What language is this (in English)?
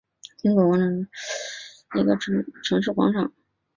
Chinese